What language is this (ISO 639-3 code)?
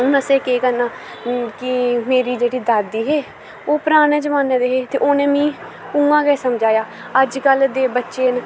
doi